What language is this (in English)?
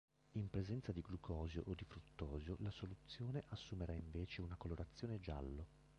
Italian